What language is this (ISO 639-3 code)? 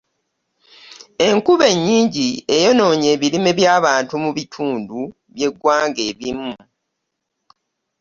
lug